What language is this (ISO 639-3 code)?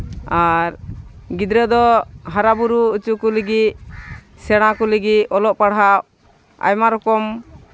sat